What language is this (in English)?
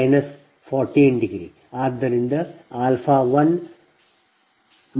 Kannada